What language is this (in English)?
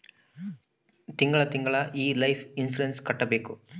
Kannada